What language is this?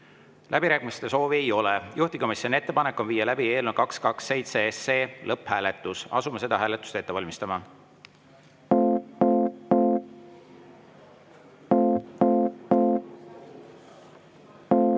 Estonian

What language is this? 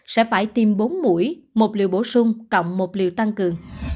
Vietnamese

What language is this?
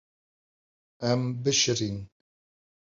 Kurdish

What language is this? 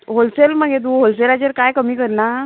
Konkani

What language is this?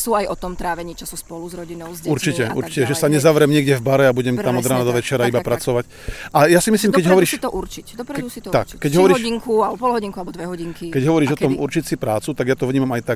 Slovak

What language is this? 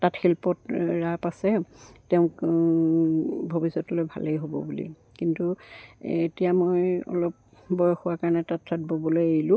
Assamese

